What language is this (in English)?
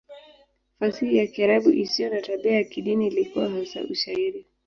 Swahili